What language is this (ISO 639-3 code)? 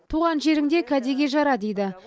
kaz